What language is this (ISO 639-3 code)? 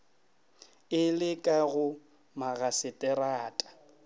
nso